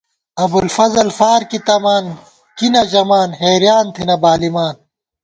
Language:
Gawar-Bati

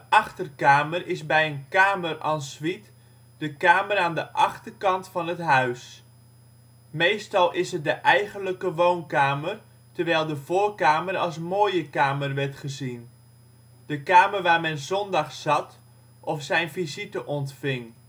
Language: Dutch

